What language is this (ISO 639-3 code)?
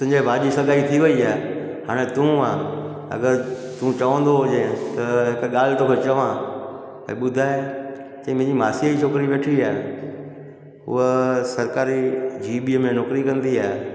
snd